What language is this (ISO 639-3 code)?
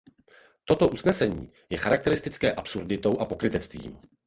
ces